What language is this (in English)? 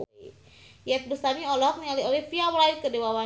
Sundanese